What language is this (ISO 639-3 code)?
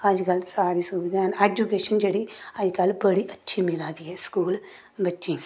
doi